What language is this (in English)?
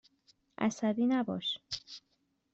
Persian